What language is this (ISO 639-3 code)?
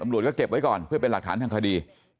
tha